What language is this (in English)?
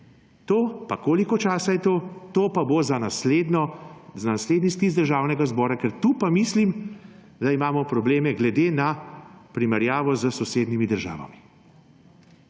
Slovenian